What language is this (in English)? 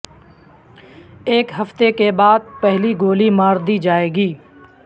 Urdu